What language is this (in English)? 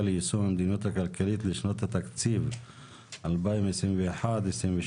Hebrew